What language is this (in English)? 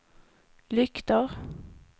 Swedish